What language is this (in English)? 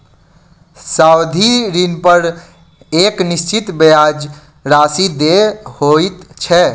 Maithili